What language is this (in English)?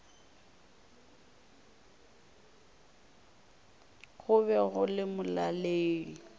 Northern Sotho